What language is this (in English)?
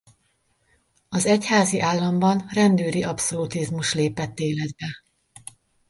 Hungarian